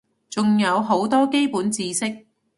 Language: Cantonese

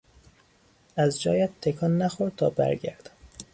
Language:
Persian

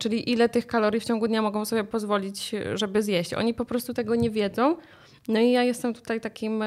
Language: Polish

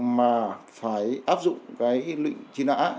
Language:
Vietnamese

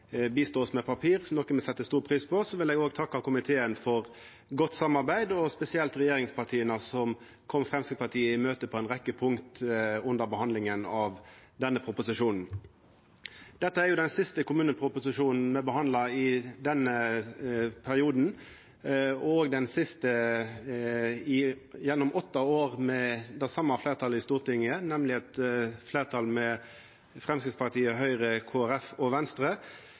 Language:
Norwegian Nynorsk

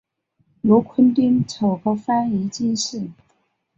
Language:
Chinese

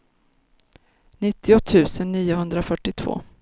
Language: Swedish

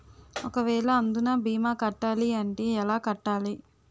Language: Telugu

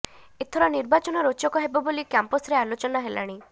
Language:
Odia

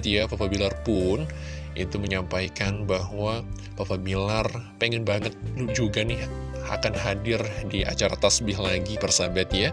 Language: Indonesian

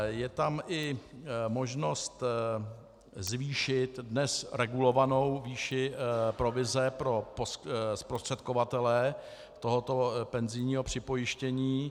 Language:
Czech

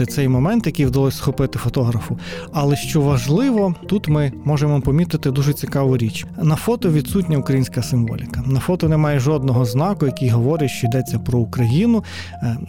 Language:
Ukrainian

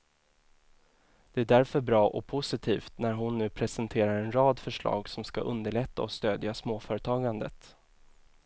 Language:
Swedish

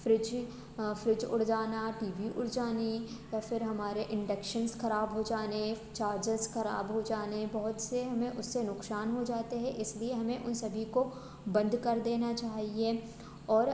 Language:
Hindi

